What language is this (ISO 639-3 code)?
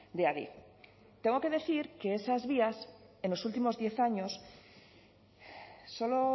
spa